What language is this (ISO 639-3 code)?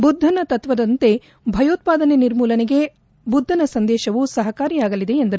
kan